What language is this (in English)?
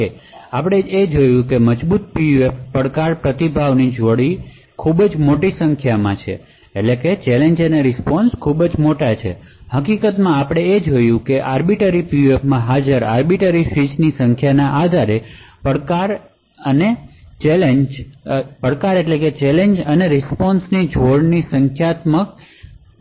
Gujarati